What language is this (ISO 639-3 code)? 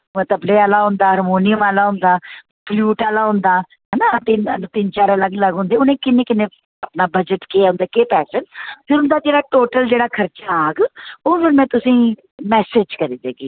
doi